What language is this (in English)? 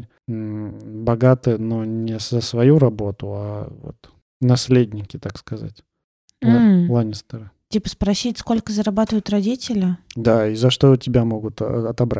Russian